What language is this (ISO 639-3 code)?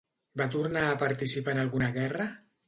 cat